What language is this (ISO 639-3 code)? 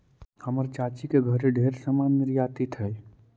mag